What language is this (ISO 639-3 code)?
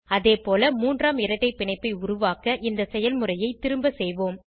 tam